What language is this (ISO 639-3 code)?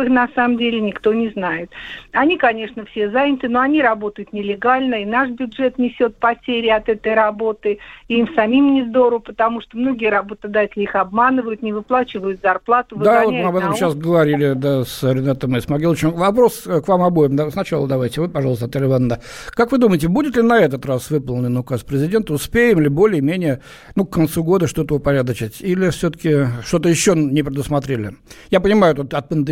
rus